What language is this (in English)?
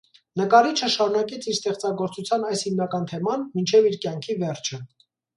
Armenian